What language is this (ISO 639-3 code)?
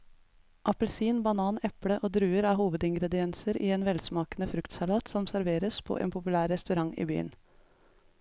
nor